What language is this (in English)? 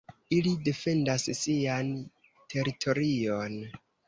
Esperanto